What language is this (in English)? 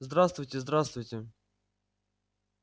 Russian